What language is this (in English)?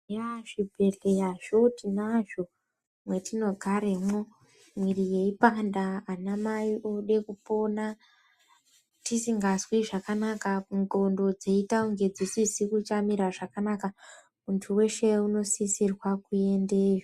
Ndau